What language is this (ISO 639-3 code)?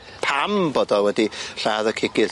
cym